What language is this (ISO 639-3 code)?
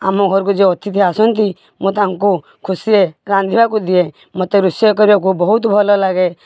ori